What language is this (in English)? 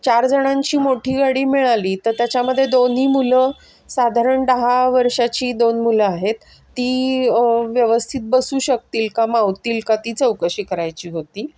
Marathi